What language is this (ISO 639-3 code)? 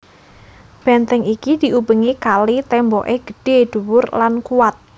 jav